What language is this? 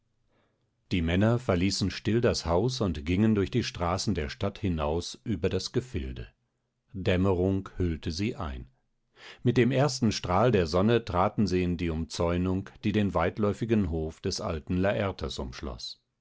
German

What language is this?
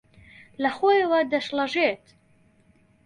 Central Kurdish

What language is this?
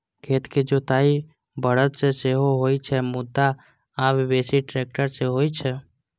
Maithili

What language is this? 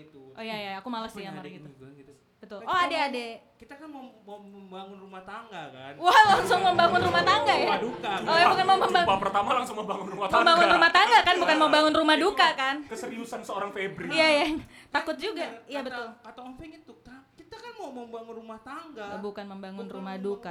Indonesian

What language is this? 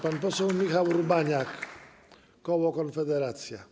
Polish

